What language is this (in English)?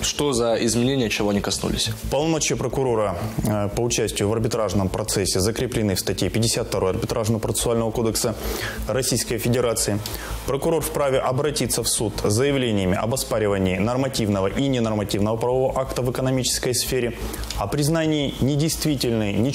Russian